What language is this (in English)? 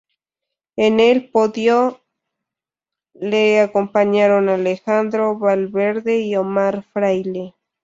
Spanish